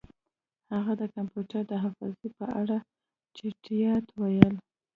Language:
Pashto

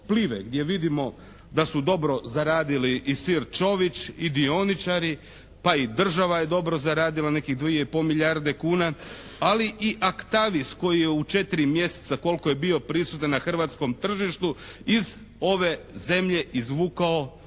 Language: Croatian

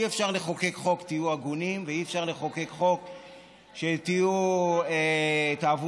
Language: Hebrew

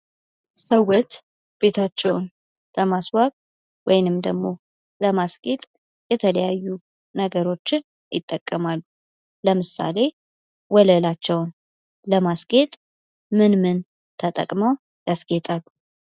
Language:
Amharic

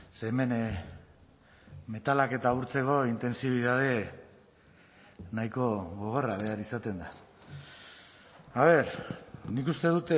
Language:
Basque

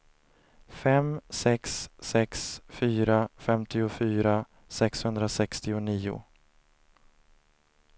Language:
Swedish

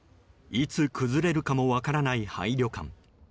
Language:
Japanese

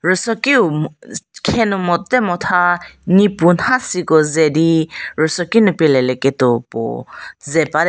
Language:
Angami Naga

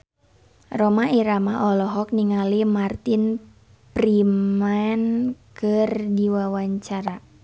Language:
Sundanese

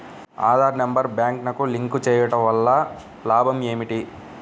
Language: Telugu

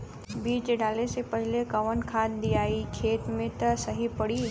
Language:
Bhojpuri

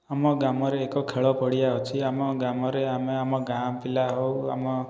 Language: Odia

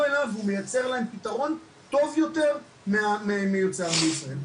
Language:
Hebrew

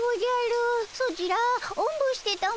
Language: Japanese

